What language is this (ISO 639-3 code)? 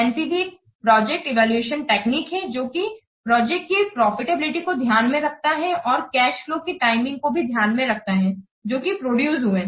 hin